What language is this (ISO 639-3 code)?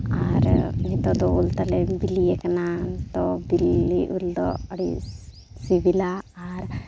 sat